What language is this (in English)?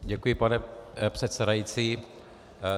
Czech